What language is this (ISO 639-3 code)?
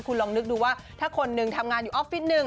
tha